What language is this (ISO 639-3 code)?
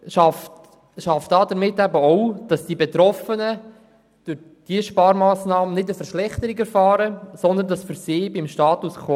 gsw